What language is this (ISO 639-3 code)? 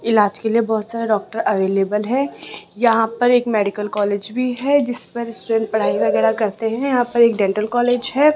hin